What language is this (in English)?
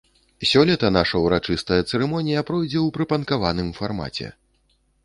Belarusian